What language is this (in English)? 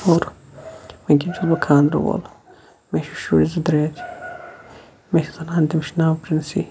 Kashmiri